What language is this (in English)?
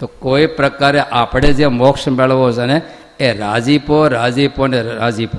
Gujarati